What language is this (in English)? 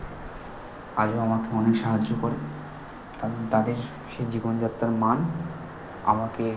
Bangla